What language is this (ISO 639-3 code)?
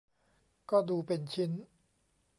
tha